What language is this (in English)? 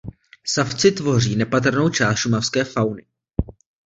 Czech